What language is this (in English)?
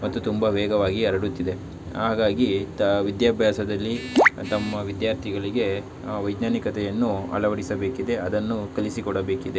Kannada